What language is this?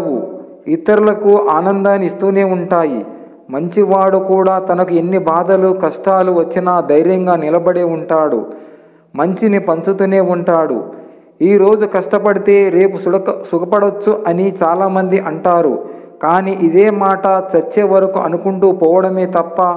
Telugu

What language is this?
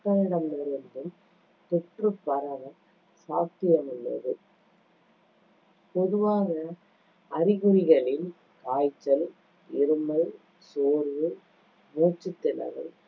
Tamil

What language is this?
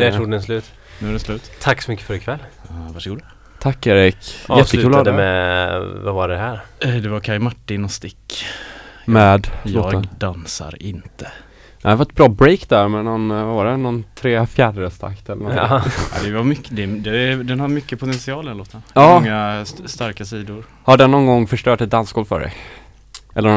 Swedish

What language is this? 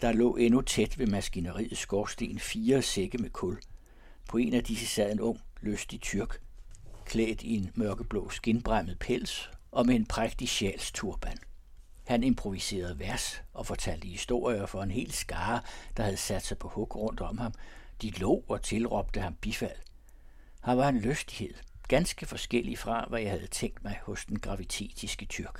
Danish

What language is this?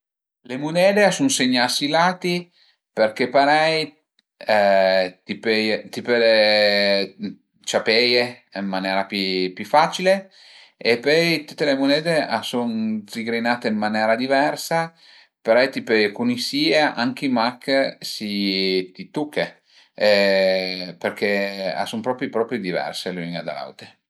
Piedmontese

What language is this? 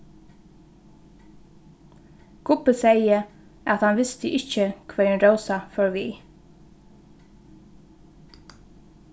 Faroese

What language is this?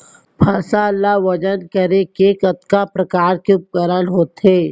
Chhattisgarhi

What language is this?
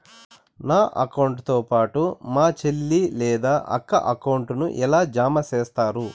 Telugu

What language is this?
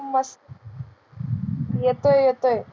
Marathi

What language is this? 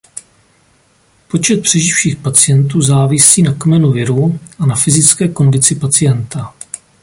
Czech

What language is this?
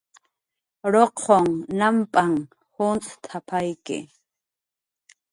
Jaqaru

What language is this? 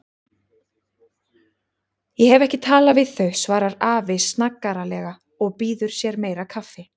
Icelandic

